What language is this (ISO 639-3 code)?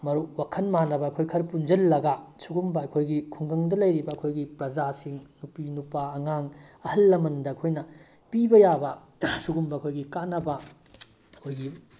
mni